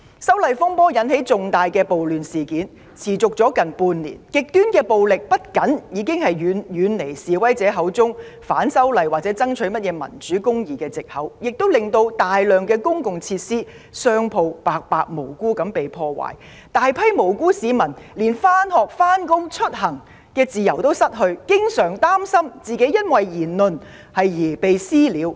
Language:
Cantonese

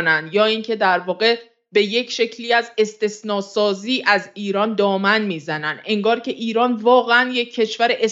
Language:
Persian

